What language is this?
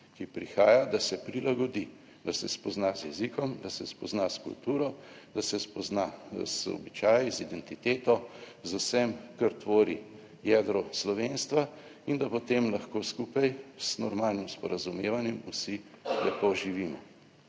Slovenian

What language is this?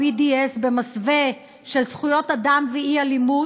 Hebrew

